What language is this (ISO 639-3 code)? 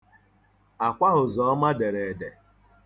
ibo